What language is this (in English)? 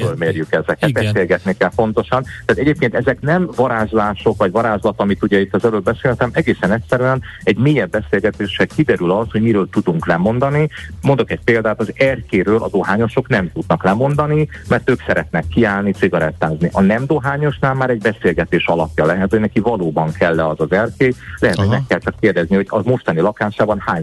Hungarian